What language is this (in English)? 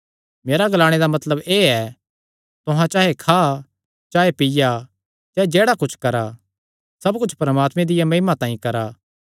Kangri